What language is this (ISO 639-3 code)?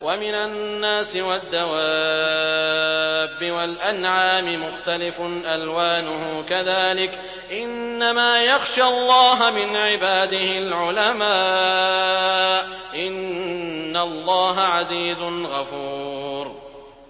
ara